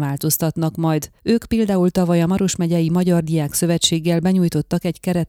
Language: Hungarian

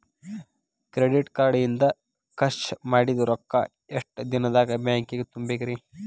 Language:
Kannada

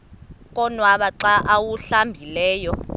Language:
Xhosa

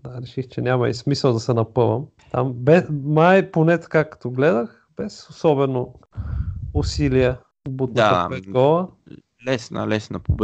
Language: Bulgarian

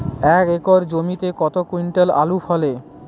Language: Bangla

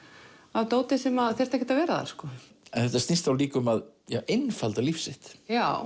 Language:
Icelandic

